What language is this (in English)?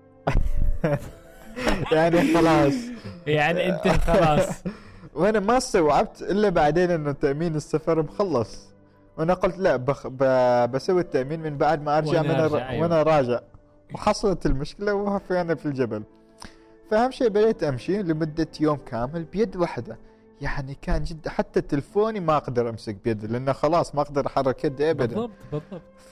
Arabic